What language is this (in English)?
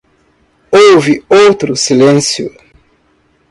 Portuguese